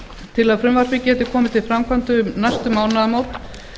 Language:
Icelandic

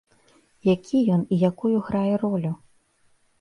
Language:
Belarusian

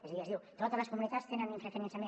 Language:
Catalan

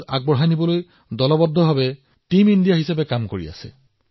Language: Assamese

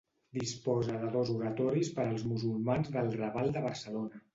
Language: Catalan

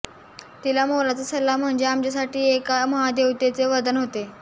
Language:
Marathi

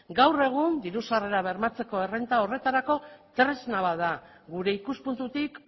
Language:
Basque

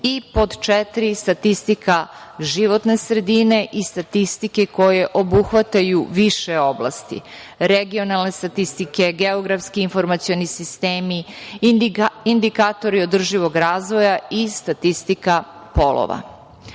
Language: Serbian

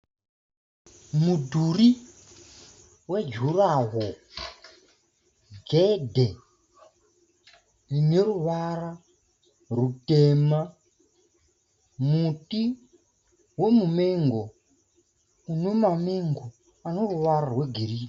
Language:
Shona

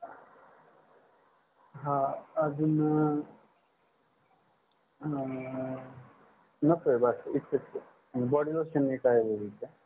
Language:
Marathi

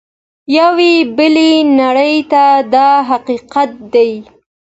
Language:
Pashto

